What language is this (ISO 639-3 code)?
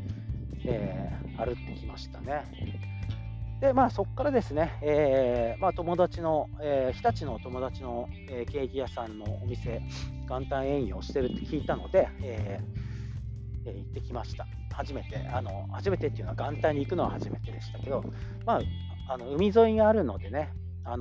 jpn